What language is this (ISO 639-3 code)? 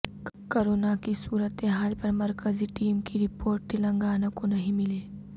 urd